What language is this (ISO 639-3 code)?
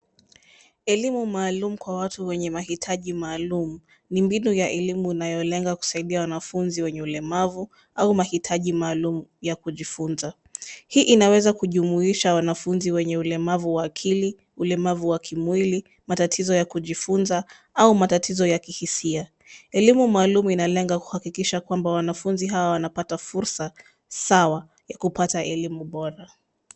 swa